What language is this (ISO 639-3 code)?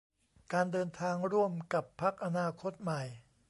tha